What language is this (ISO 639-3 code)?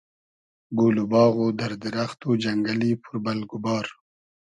haz